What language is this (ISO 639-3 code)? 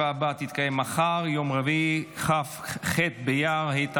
heb